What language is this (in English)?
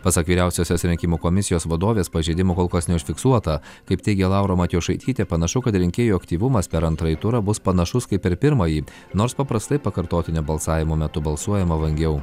Lithuanian